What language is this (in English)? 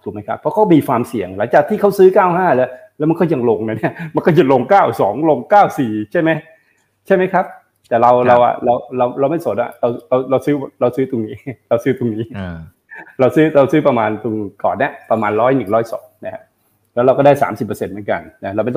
Thai